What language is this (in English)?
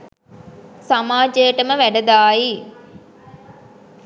Sinhala